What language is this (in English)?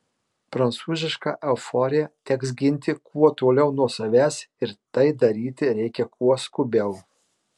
Lithuanian